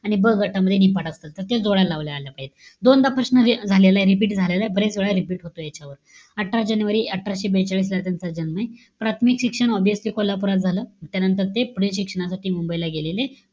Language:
Marathi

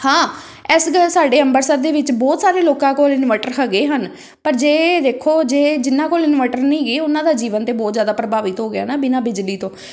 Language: Punjabi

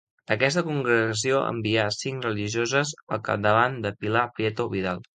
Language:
Catalan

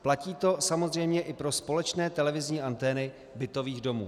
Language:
Czech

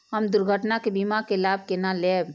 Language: Maithili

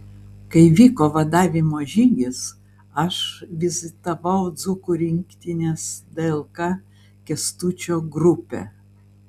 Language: Lithuanian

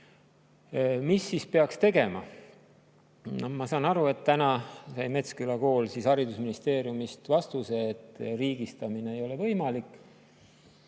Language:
Estonian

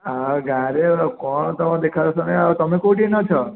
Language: Odia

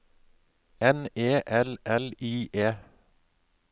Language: Norwegian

